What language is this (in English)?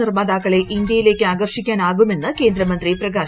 Malayalam